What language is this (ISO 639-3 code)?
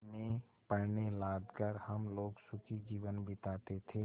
hin